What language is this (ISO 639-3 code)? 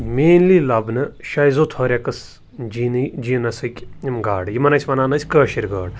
kas